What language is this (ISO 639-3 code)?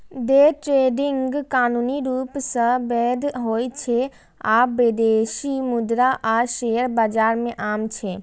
mai